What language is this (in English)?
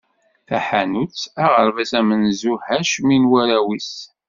Kabyle